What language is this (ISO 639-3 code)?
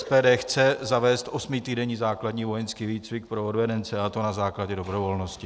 ces